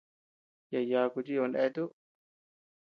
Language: Tepeuxila Cuicatec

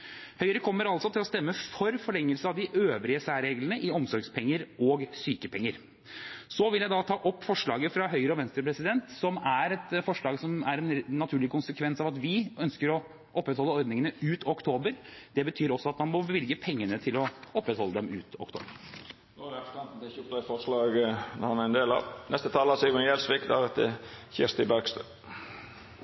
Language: Norwegian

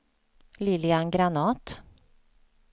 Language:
Swedish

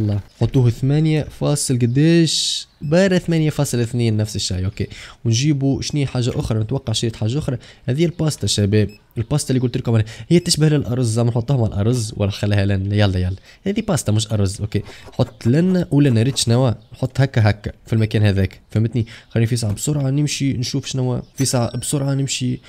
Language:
Arabic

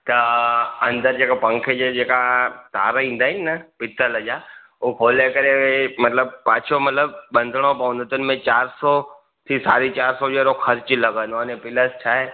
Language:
Sindhi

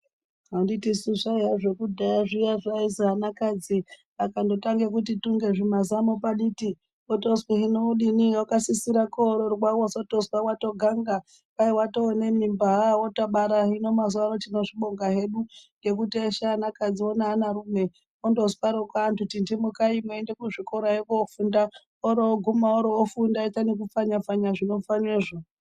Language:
Ndau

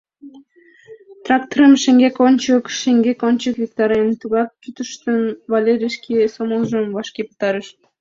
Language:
Mari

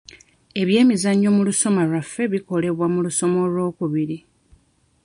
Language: Ganda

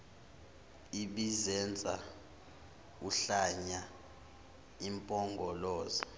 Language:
Zulu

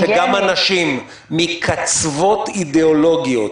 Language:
Hebrew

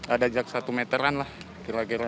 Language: Indonesian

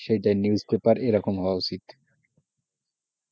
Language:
Bangla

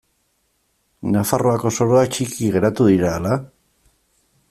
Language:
Basque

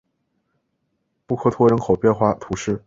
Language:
Chinese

